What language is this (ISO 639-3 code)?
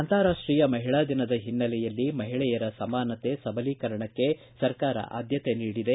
kan